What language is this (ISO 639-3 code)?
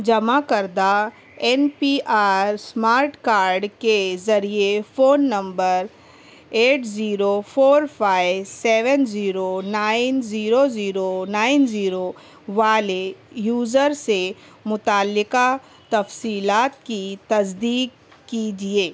urd